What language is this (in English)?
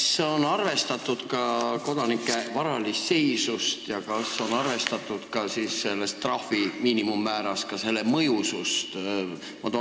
Estonian